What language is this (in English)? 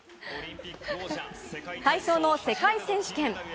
Japanese